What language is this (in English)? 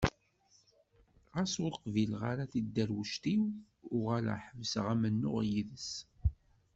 Kabyle